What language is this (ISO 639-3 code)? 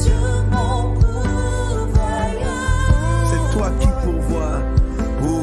fra